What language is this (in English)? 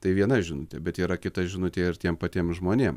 Lithuanian